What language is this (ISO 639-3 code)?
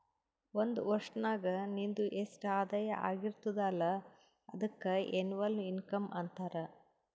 kan